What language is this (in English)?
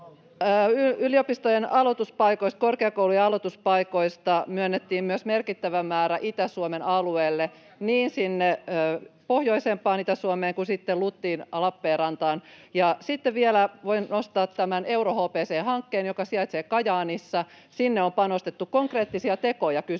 Finnish